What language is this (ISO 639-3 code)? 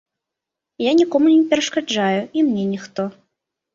bel